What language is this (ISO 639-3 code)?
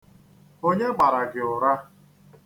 ibo